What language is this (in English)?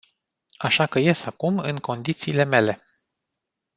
Romanian